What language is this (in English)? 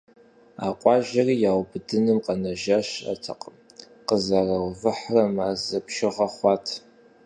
Kabardian